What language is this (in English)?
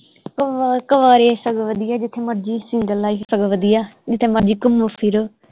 Punjabi